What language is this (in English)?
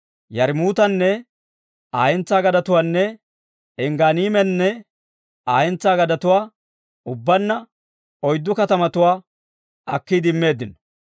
Dawro